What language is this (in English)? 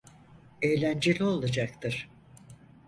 Turkish